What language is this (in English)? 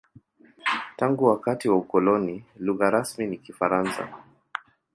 Swahili